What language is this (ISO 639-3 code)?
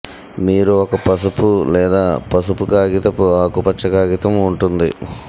tel